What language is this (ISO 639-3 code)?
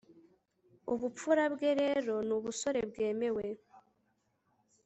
kin